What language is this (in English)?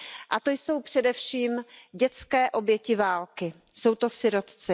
Czech